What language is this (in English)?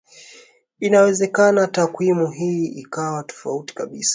Swahili